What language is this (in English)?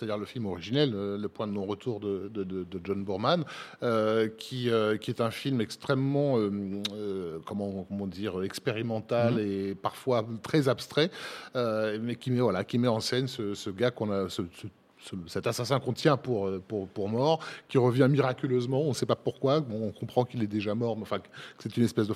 French